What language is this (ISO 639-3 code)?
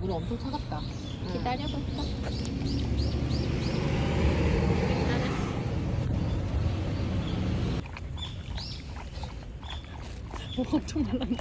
kor